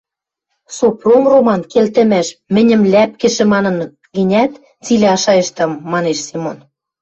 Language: Western Mari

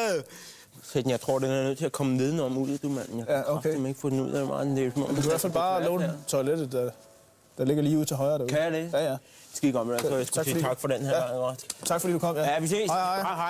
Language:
Danish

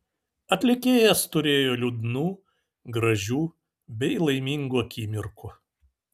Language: Lithuanian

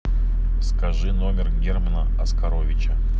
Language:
Russian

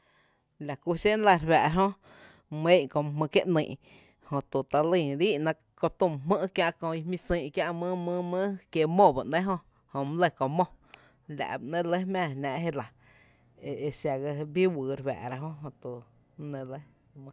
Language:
Tepinapa Chinantec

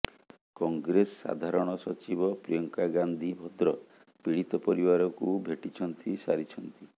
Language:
Odia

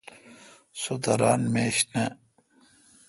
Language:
Kalkoti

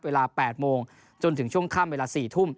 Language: Thai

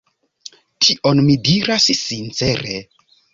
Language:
Esperanto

